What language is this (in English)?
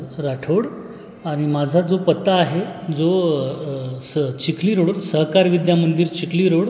Marathi